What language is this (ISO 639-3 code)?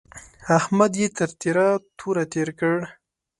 pus